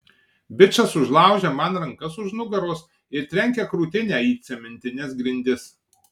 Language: Lithuanian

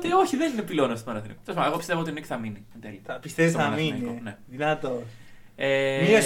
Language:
Greek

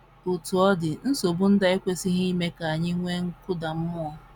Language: Igbo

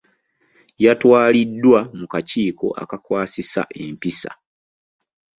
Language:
Ganda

